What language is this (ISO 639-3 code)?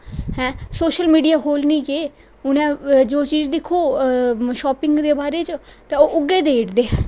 doi